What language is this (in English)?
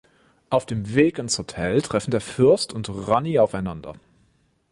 German